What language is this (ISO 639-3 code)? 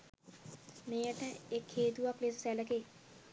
sin